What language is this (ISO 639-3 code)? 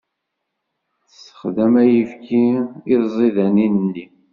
kab